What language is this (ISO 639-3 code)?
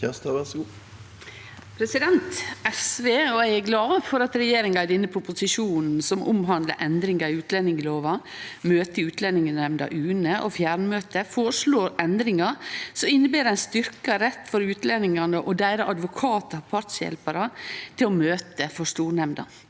nor